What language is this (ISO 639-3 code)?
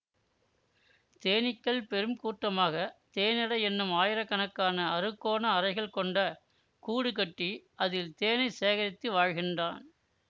tam